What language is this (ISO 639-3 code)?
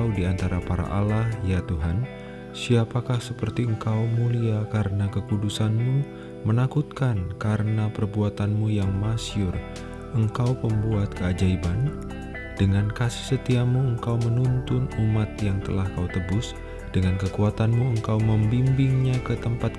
ind